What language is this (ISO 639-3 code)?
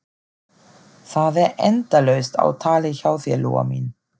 isl